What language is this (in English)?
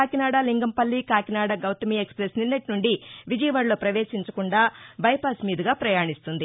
Telugu